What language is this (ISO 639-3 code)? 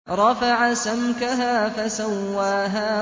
ara